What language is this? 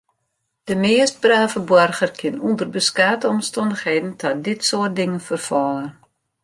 Western Frisian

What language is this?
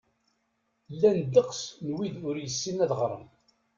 Kabyle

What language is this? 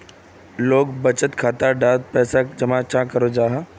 Magahi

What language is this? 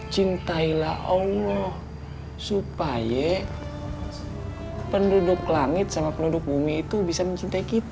Indonesian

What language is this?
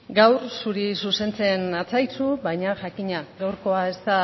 Basque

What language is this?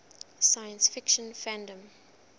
English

